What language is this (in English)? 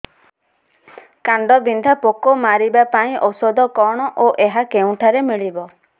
Odia